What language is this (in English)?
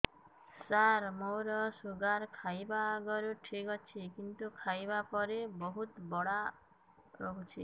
Odia